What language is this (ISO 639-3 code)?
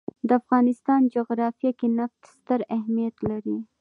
pus